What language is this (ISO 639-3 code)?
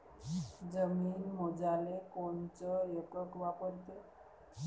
mar